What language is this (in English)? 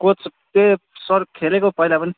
Nepali